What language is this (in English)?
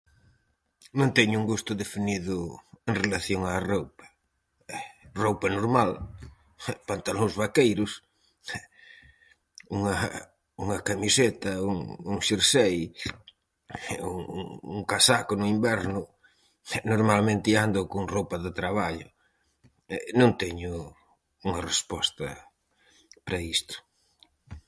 Galician